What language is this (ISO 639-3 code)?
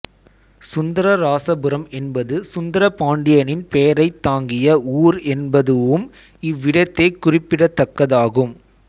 tam